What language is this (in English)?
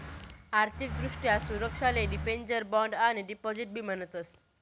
Marathi